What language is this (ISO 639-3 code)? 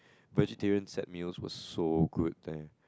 eng